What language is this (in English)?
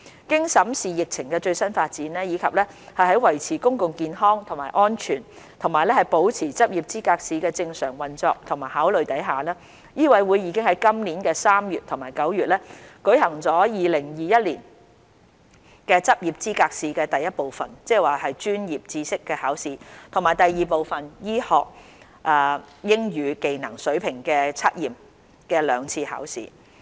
Cantonese